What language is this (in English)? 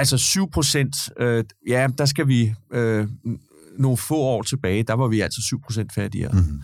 Danish